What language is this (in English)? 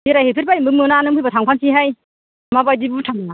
Bodo